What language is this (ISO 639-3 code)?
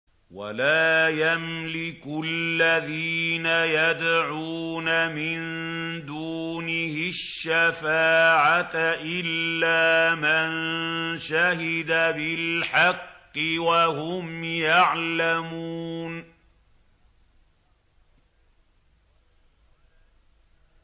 ara